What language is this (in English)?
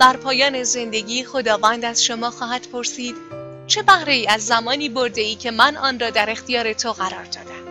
Persian